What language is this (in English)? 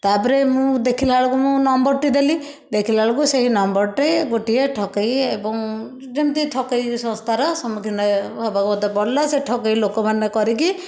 Odia